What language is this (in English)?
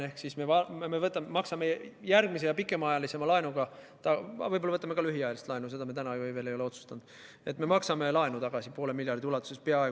Estonian